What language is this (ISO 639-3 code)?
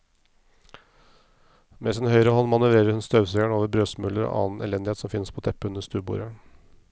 nor